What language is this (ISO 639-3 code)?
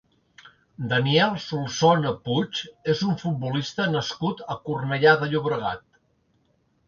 cat